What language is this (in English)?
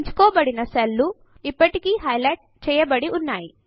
Telugu